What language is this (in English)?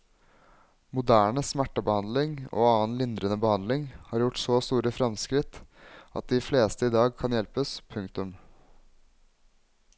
Norwegian